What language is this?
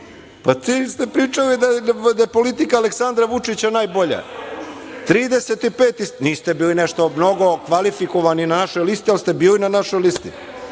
Serbian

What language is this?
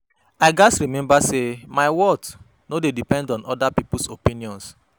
Nigerian Pidgin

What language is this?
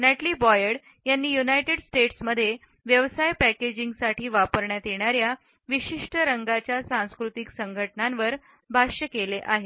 Marathi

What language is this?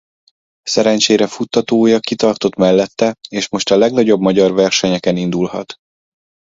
Hungarian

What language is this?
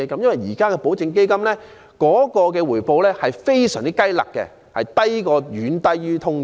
Cantonese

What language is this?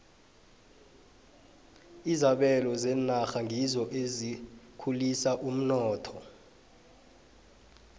South Ndebele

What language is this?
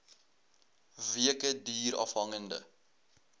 Afrikaans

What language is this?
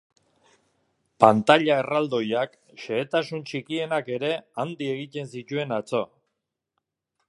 Basque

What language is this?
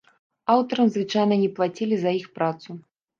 Belarusian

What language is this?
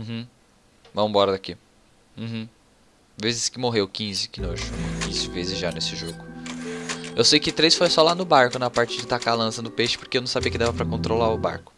Portuguese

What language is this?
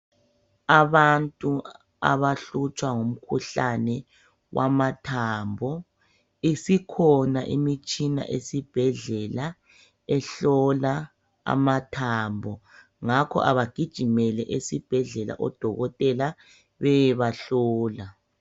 North Ndebele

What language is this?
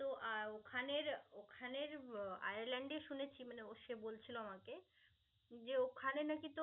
Bangla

